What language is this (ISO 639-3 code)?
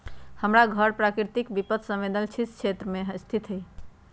mag